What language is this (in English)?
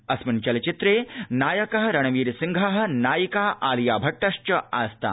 Sanskrit